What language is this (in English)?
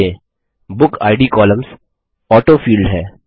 Hindi